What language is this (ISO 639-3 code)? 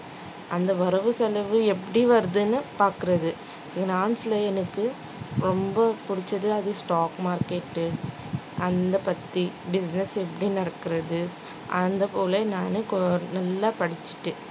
tam